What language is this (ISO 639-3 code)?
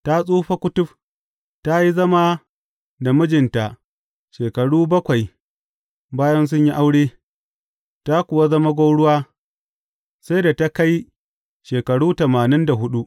hau